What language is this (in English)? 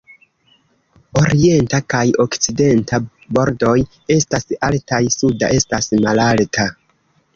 Esperanto